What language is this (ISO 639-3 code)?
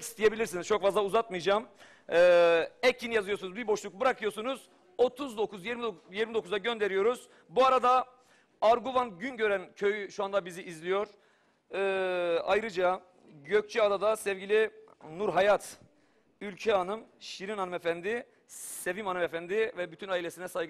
tur